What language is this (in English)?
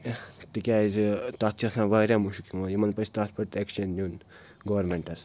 Kashmiri